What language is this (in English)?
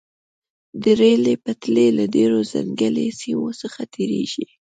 Pashto